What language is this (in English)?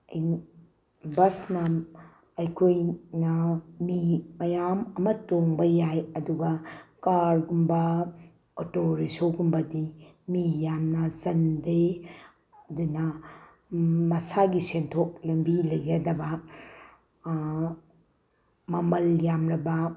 Manipuri